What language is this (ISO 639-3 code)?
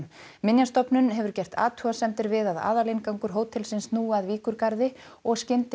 isl